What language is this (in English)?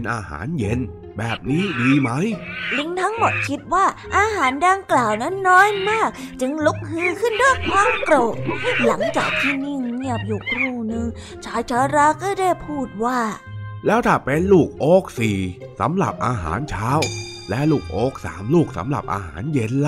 Thai